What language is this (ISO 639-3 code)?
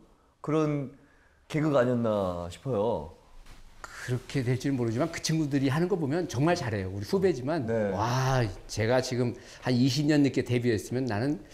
kor